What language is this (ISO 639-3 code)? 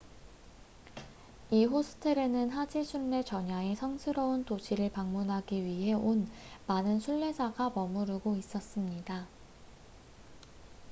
kor